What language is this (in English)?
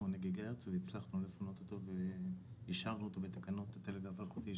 Hebrew